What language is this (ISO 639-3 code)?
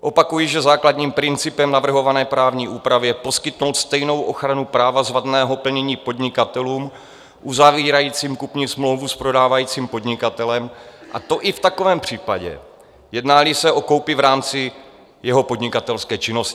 ces